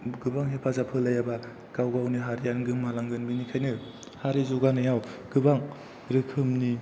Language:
Bodo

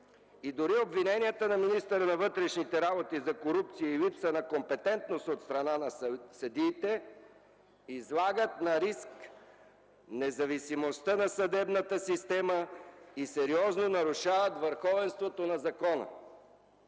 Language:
Bulgarian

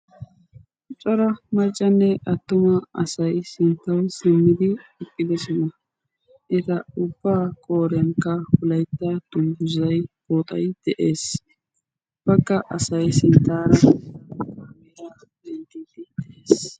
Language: Wolaytta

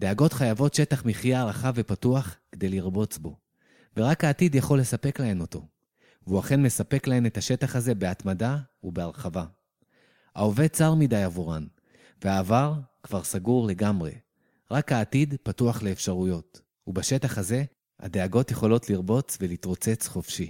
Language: Hebrew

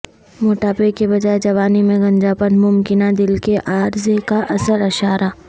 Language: Urdu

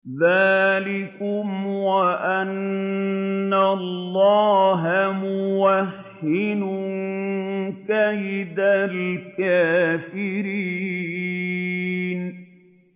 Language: Arabic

